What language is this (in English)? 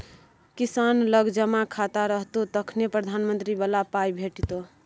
Maithili